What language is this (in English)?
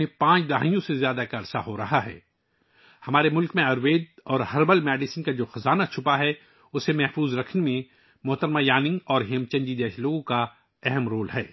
Urdu